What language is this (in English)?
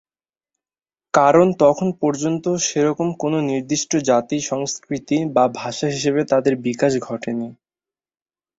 Bangla